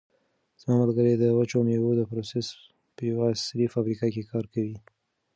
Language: Pashto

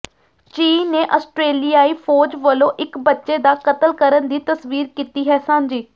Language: Punjabi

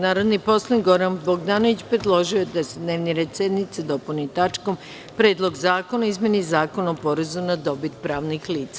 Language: Serbian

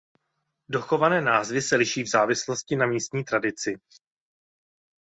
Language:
Czech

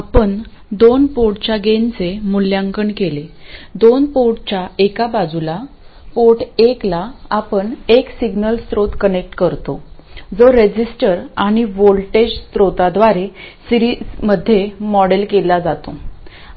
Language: Marathi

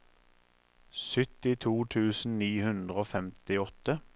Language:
Norwegian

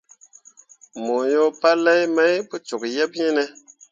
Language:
Mundang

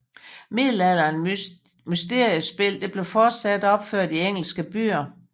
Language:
Danish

